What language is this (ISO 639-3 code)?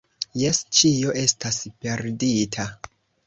epo